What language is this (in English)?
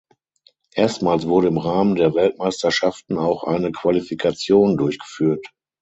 German